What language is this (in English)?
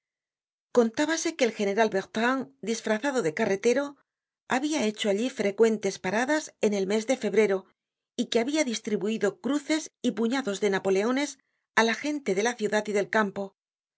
Spanish